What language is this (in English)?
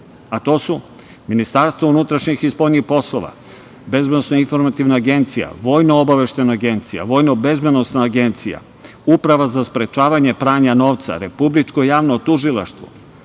Serbian